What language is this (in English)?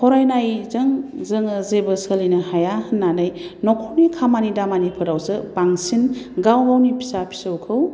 Bodo